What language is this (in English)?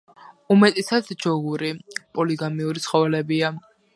Georgian